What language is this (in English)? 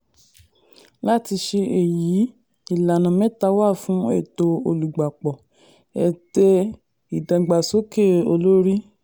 Yoruba